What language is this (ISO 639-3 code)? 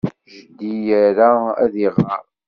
kab